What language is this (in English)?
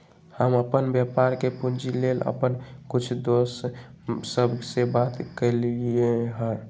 Magahi